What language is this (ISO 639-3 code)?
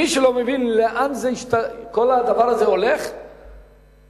heb